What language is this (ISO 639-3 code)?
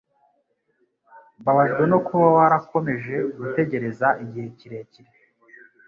kin